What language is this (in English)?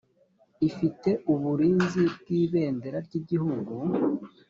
Kinyarwanda